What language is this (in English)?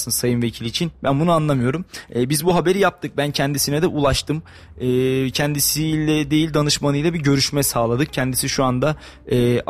Turkish